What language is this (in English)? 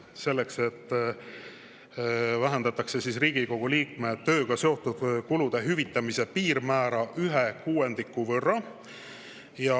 Estonian